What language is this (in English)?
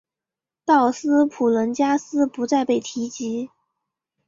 Chinese